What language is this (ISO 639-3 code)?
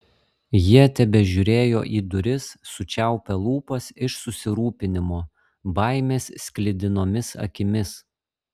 lit